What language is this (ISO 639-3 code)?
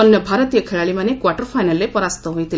ori